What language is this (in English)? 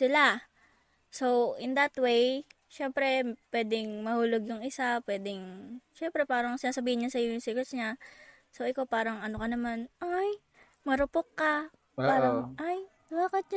Filipino